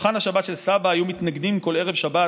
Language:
Hebrew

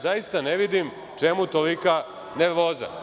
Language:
Serbian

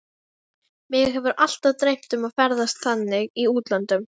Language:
Icelandic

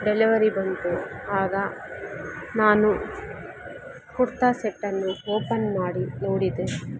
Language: Kannada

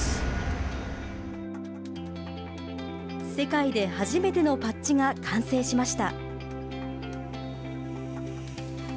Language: Japanese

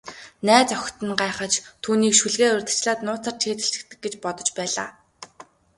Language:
Mongolian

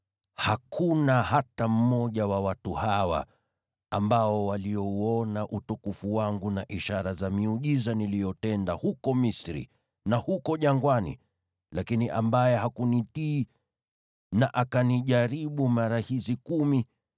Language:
Swahili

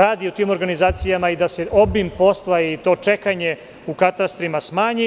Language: Serbian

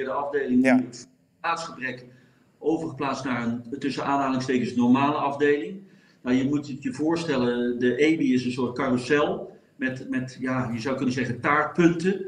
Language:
Dutch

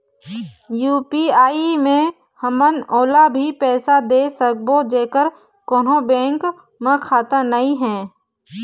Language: Chhattisgarhi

